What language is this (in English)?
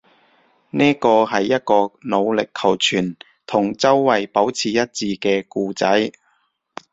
Cantonese